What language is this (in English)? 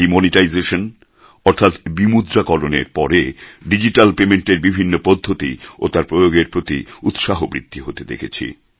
Bangla